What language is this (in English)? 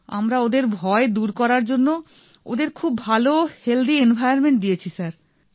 Bangla